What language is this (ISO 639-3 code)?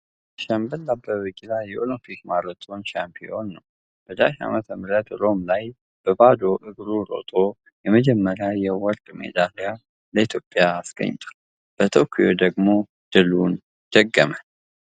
amh